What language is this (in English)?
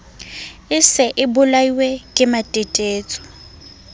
Southern Sotho